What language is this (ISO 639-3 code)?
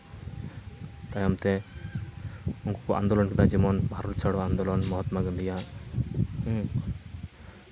sat